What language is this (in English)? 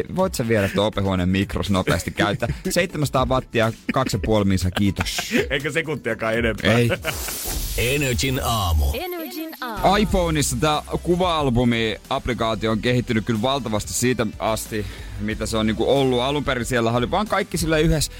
Finnish